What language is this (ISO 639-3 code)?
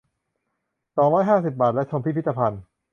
tha